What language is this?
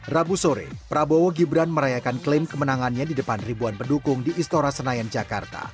Indonesian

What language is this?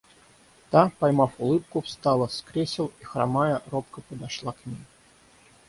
Russian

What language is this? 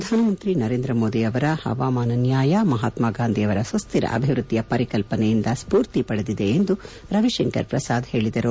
Kannada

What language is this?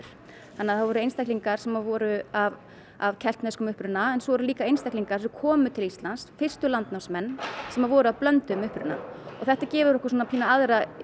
Icelandic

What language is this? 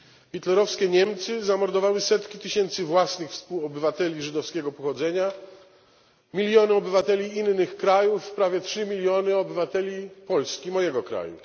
Polish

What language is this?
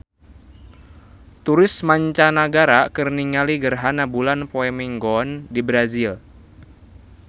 Sundanese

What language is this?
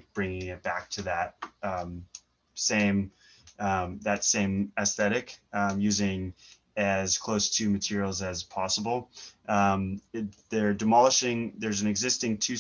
English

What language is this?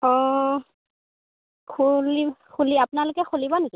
Assamese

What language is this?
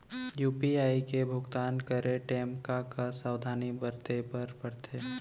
Chhattisgarhi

